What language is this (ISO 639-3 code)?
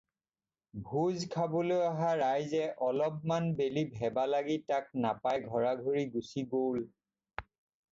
asm